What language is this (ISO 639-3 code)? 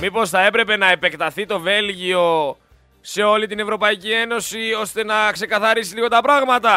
ell